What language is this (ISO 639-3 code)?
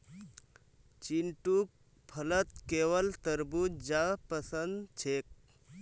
mag